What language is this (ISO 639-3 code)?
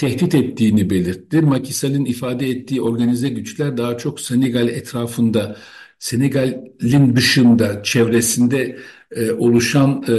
tur